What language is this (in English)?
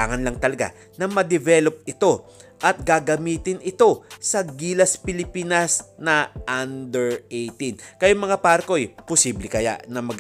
Filipino